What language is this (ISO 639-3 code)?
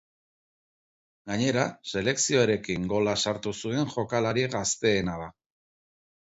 eus